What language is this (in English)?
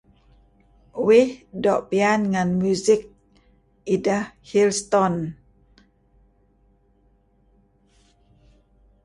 Kelabit